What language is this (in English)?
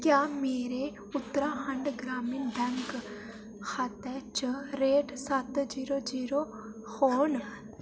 Dogri